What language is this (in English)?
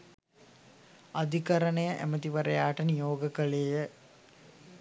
Sinhala